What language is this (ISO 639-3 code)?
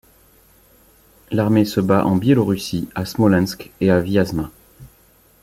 fra